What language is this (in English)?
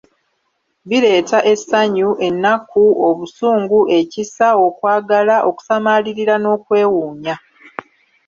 Ganda